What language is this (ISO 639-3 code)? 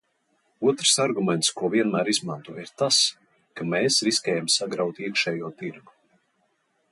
lav